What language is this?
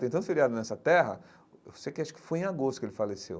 Portuguese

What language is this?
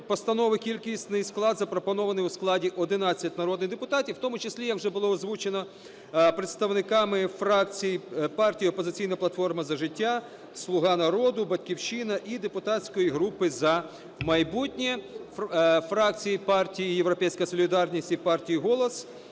Ukrainian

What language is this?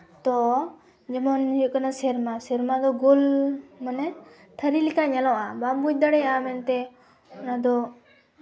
Santali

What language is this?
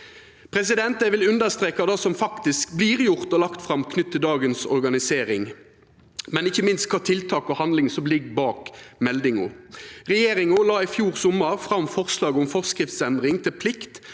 Norwegian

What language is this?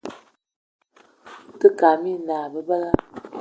Eton (Cameroon)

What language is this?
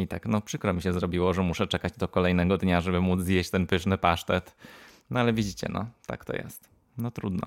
Polish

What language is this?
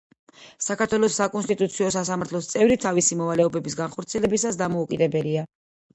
Georgian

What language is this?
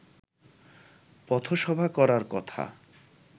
Bangla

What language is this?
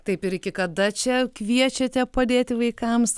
Lithuanian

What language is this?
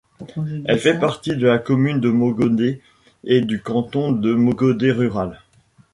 French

